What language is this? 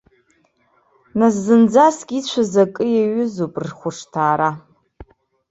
Abkhazian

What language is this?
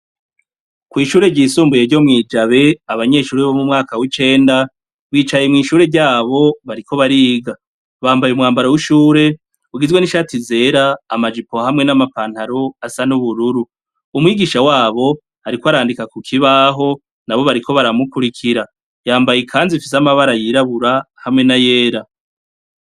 Rundi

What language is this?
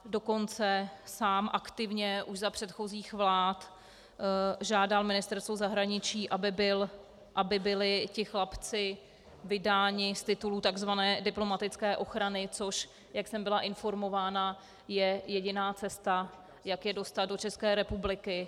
Czech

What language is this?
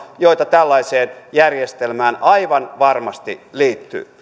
Finnish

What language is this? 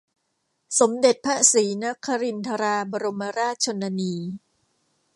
Thai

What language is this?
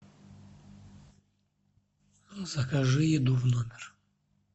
Russian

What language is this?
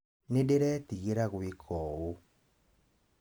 Kikuyu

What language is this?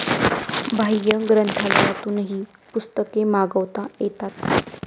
Marathi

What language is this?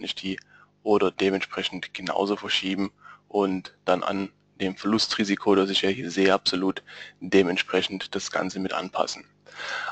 German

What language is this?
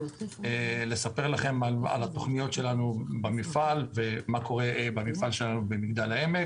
Hebrew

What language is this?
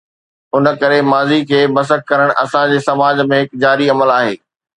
Sindhi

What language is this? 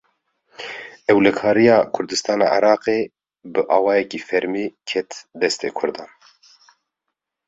Kurdish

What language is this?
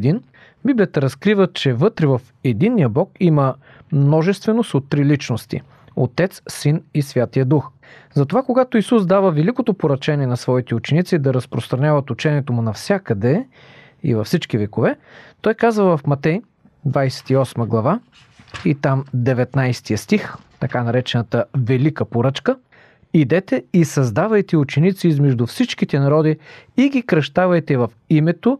Bulgarian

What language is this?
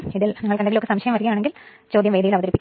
Malayalam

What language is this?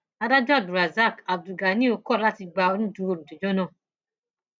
Yoruba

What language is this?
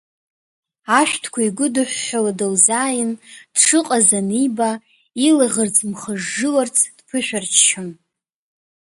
Abkhazian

